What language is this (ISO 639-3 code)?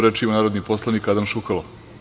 srp